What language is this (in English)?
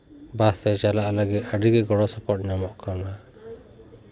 Santali